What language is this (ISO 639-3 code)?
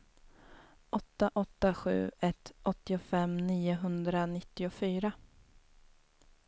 swe